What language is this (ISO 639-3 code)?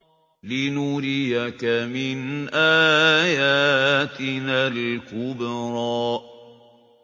ara